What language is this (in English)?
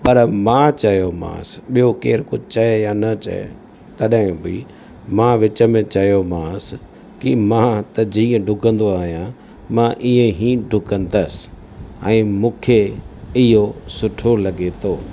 Sindhi